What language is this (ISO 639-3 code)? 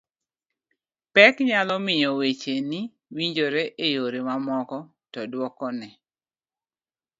luo